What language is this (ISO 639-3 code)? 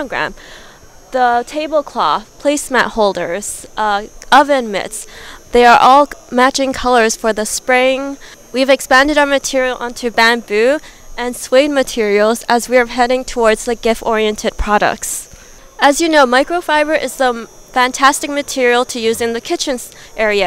eng